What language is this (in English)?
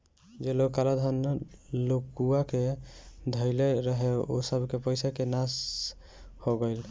Bhojpuri